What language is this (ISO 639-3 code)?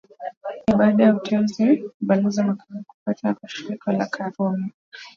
swa